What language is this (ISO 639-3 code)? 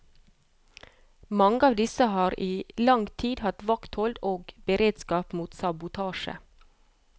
nor